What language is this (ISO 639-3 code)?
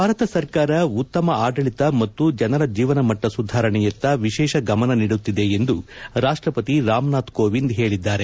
kan